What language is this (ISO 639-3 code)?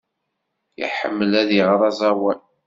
kab